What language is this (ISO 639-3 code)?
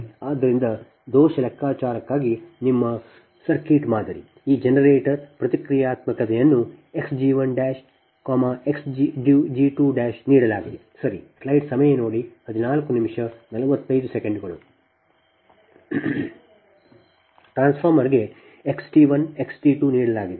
kan